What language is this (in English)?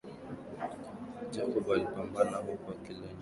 Swahili